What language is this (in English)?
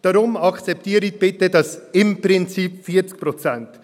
Swiss German